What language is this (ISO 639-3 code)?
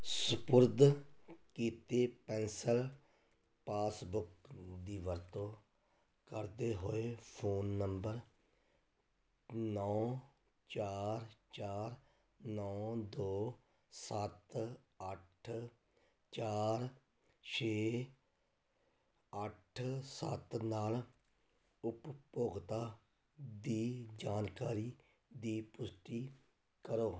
pan